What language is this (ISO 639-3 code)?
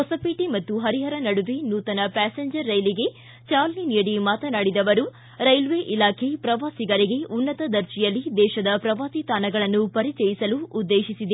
kan